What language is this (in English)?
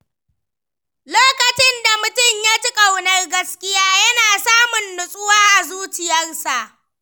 Hausa